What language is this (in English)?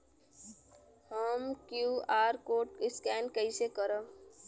Bhojpuri